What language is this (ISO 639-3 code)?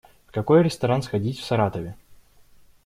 rus